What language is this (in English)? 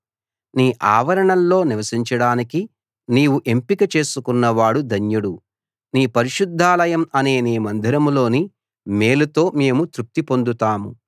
Telugu